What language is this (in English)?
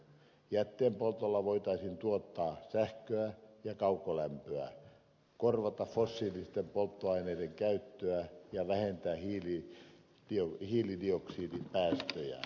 Finnish